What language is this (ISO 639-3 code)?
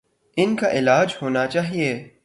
urd